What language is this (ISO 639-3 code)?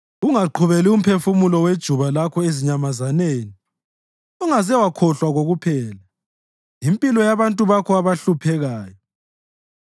nde